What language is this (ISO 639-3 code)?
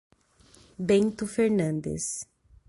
por